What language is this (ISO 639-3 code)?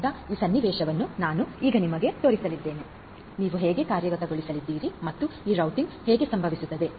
kan